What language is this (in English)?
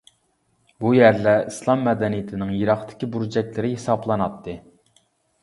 Uyghur